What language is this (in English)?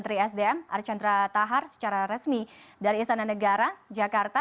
Indonesian